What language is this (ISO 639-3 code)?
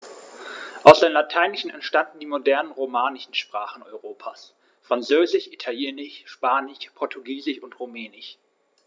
deu